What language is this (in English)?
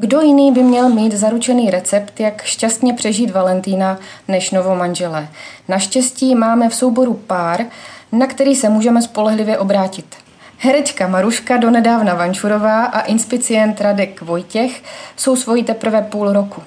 Czech